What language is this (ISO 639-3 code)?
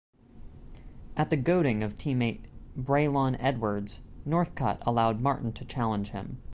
eng